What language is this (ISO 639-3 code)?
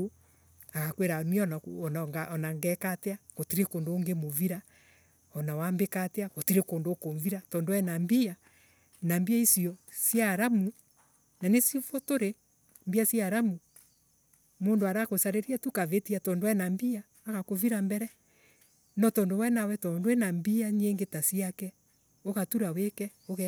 ebu